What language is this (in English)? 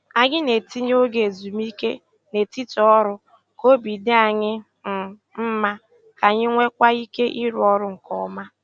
Igbo